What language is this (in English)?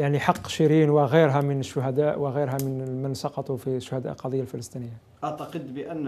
Arabic